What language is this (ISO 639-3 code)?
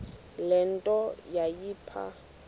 xho